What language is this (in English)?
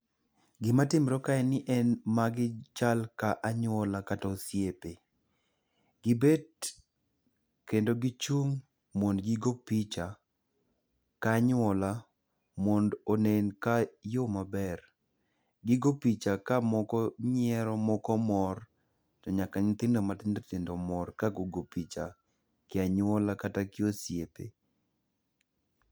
Luo (Kenya and Tanzania)